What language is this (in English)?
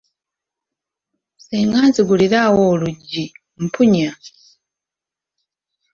Ganda